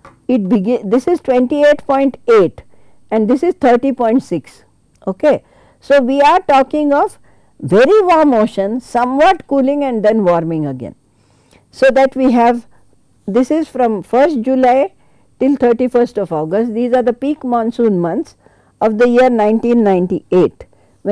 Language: English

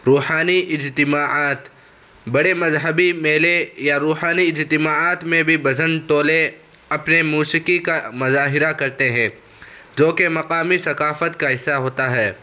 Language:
Urdu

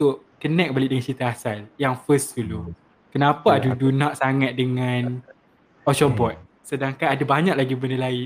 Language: Malay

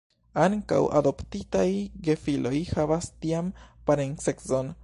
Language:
Esperanto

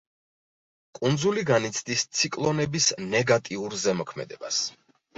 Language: Georgian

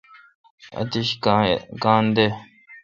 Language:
Kalkoti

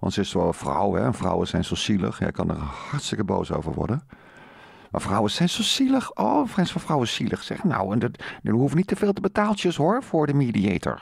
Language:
Dutch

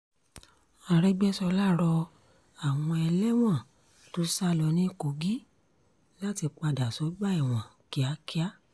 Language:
Yoruba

